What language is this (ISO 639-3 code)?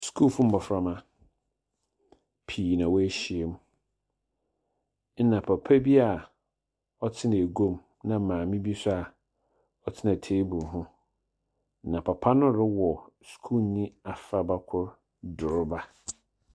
aka